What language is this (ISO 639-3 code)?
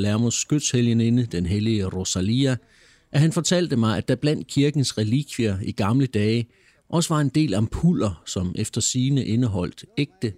dan